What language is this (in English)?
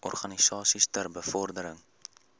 Afrikaans